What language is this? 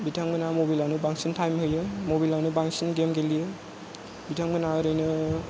Bodo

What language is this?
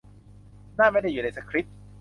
Thai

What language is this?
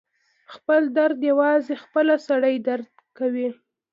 Pashto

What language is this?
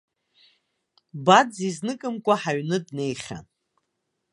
Abkhazian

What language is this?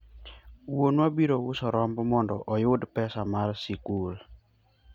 Luo (Kenya and Tanzania)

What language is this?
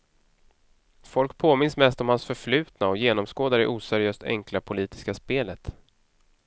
Swedish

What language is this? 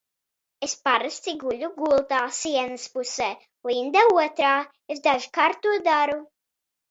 Latvian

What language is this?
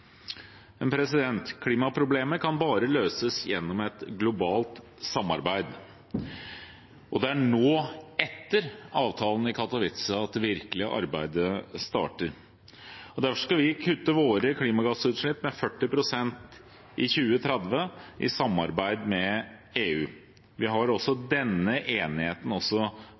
Norwegian Bokmål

